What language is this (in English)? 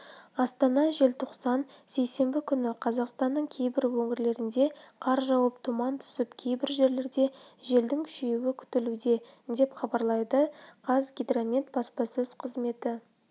Kazakh